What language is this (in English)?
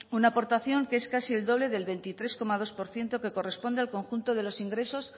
Spanish